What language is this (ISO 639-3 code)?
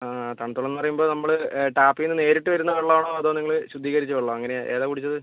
mal